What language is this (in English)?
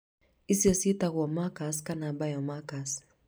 Kikuyu